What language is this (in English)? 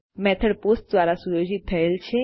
Gujarati